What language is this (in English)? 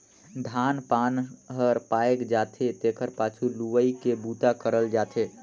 Chhattisgarhi